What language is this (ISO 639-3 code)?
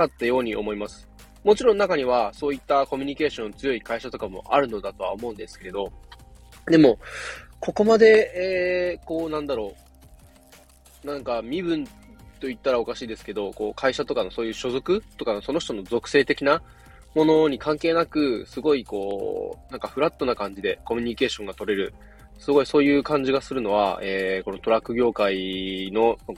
jpn